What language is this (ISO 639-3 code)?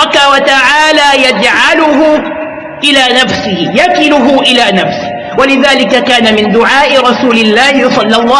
ara